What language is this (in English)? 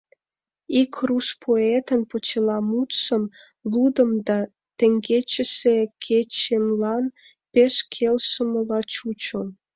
Mari